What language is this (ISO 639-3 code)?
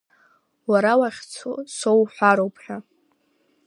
abk